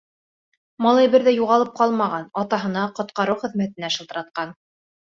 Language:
Bashkir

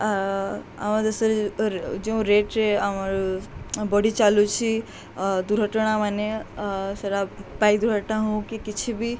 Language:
Odia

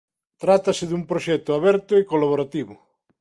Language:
Galician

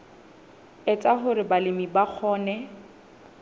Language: Southern Sotho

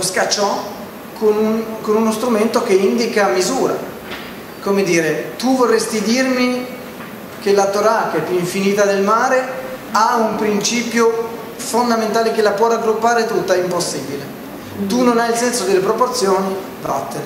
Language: Italian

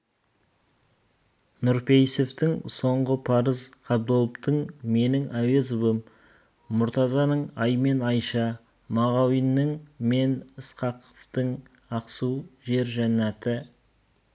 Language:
Kazakh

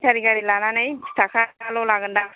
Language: Bodo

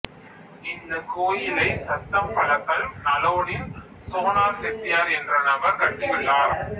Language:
Tamil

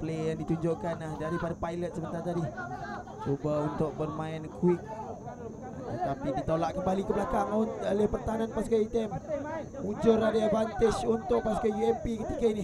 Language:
Malay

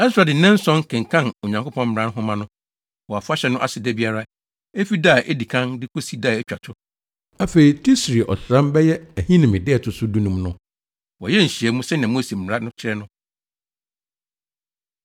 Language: Akan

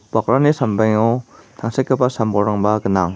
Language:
Garo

